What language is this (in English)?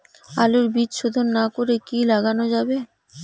Bangla